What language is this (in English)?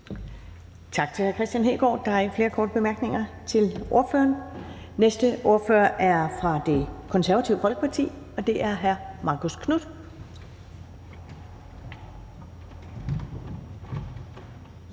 Danish